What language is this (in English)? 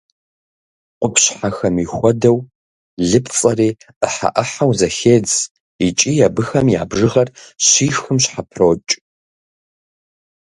Kabardian